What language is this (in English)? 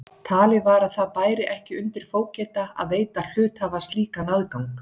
Icelandic